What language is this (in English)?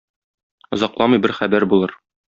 Tatar